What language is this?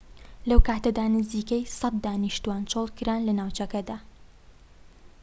Central Kurdish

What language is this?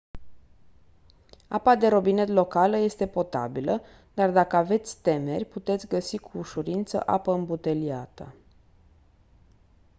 Romanian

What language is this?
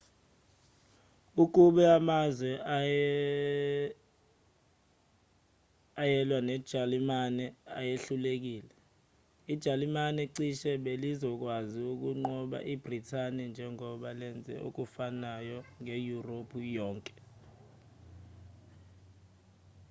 Zulu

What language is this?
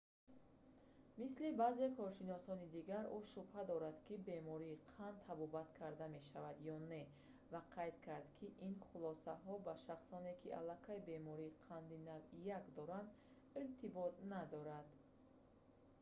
Tajik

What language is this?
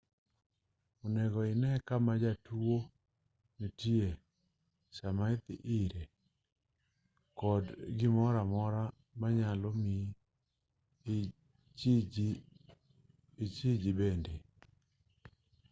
Luo (Kenya and Tanzania)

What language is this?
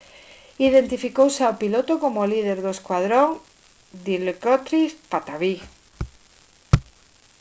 Galician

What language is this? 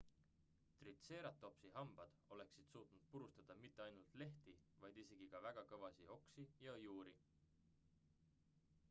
Estonian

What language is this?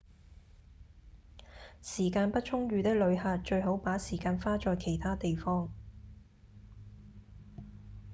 Cantonese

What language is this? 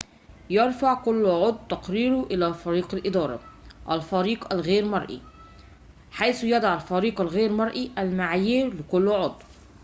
Arabic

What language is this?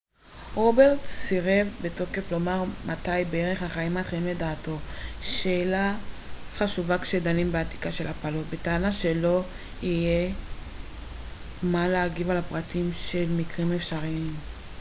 Hebrew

